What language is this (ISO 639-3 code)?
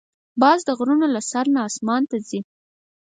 pus